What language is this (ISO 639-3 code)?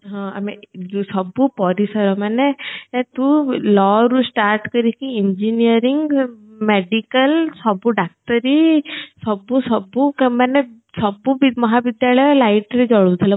ori